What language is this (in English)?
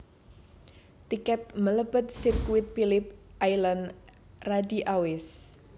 Javanese